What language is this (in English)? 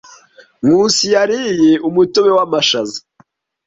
Kinyarwanda